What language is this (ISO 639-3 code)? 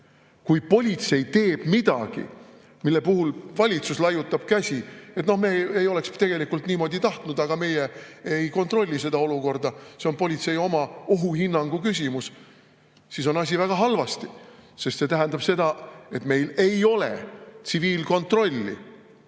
est